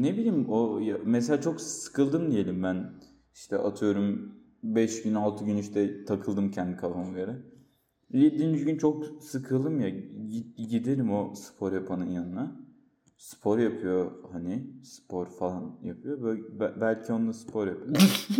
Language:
Turkish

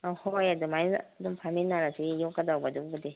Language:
Manipuri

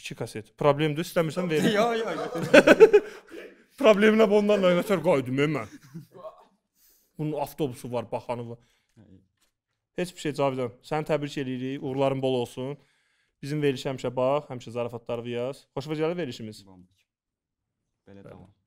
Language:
Turkish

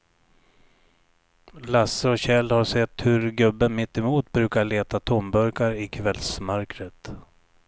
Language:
Swedish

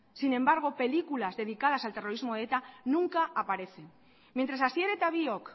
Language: Spanish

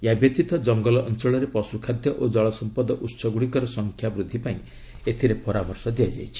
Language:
Odia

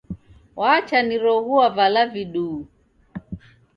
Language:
Taita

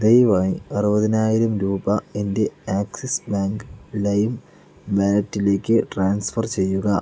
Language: Malayalam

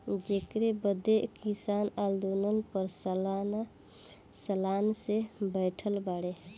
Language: Bhojpuri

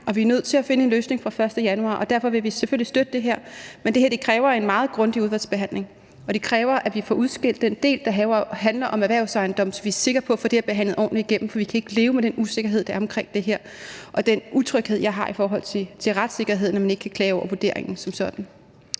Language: Danish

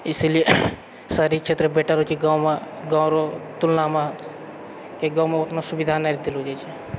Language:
Maithili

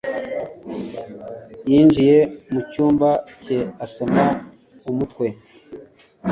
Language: Kinyarwanda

